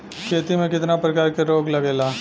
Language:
Bhojpuri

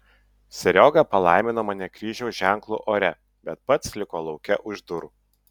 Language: Lithuanian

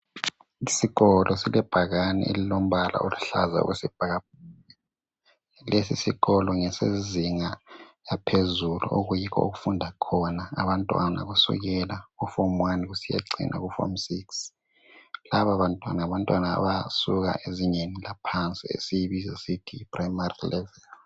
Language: North Ndebele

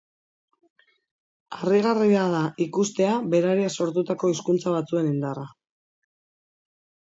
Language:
Basque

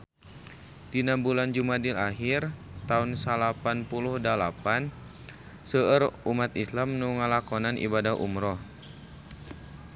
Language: Sundanese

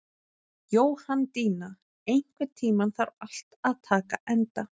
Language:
Icelandic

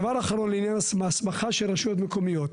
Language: Hebrew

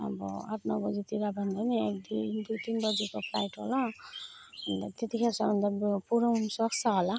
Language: Nepali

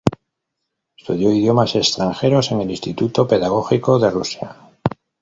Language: Spanish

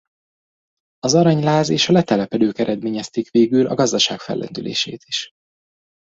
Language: Hungarian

